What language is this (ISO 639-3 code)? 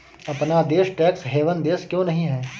hin